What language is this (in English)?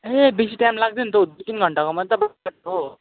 Nepali